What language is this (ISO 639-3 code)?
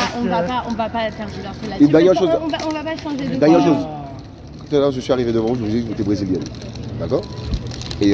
fra